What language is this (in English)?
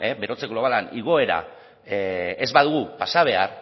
Basque